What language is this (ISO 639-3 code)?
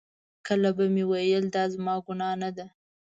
pus